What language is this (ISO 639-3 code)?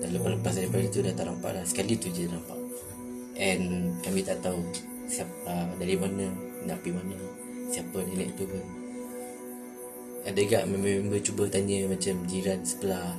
msa